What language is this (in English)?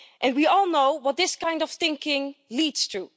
English